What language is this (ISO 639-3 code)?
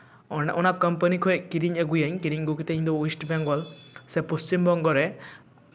sat